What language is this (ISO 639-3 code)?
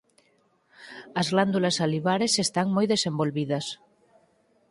glg